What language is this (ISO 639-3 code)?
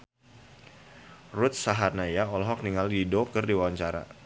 sun